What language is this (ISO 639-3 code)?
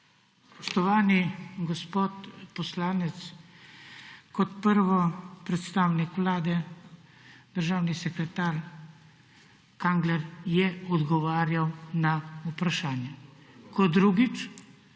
slv